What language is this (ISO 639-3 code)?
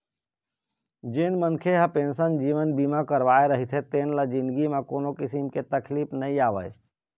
hne